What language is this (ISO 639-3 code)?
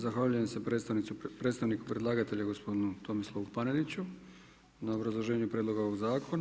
hrv